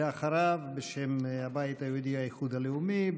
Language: Hebrew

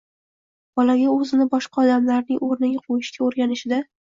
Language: Uzbek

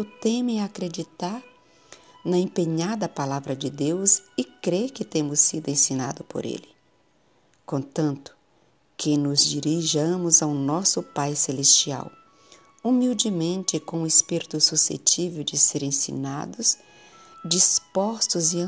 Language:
Portuguese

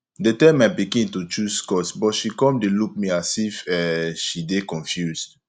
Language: Nigerian Pidgin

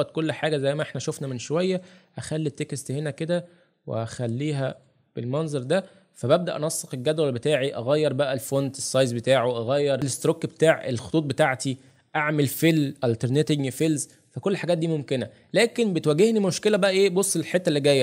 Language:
Arabic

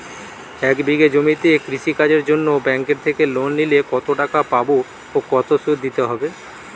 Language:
Bangla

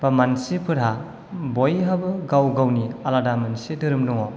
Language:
Bodo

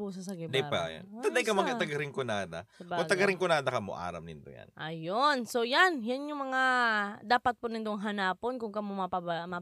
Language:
Filipino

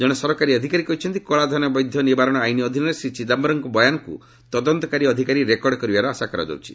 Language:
Odia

